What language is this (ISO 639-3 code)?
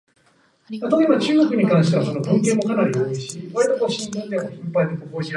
jpn